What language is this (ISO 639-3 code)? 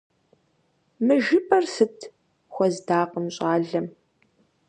kbd